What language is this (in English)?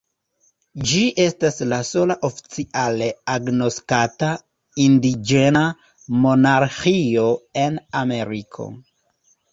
Esperanto